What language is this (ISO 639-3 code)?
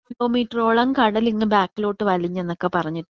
mal